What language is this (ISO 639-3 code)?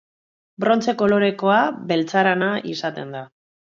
eus